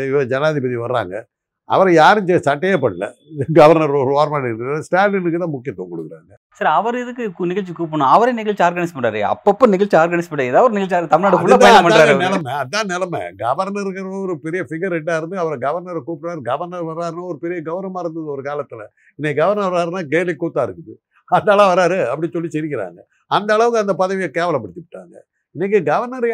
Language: Tamil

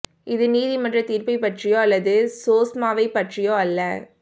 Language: Tamil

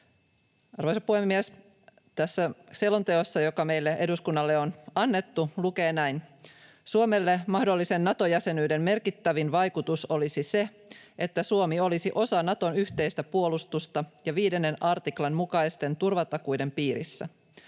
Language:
Finnish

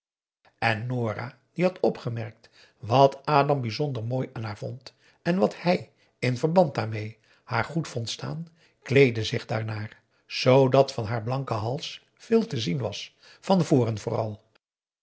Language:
Dutch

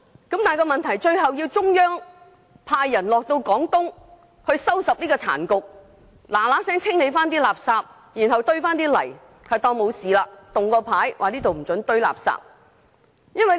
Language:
Cantonese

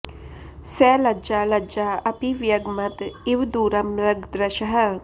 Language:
Sanskrit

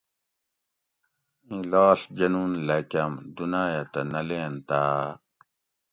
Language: Gawri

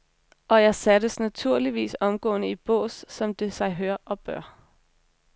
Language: Danish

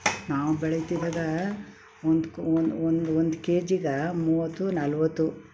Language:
Kannada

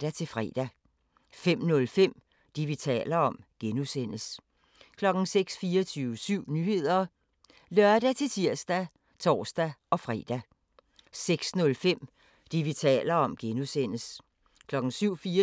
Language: Danish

